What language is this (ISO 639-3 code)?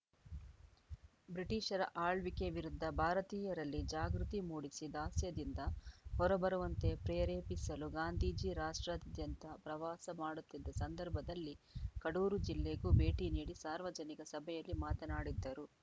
kan